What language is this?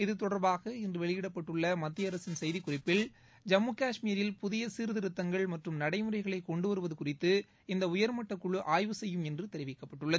Tamil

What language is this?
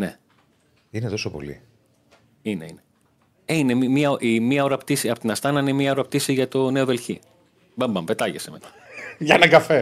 Greek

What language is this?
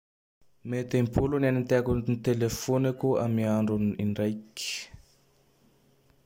Tandroy-Mahafaly Malagasy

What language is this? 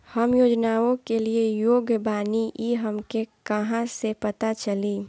Bhojpuri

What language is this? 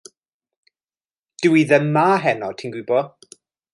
Welsh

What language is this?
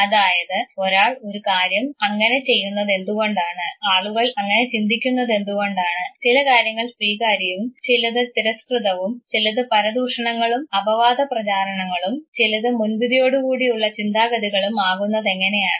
Malayalam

